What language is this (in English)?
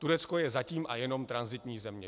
Czech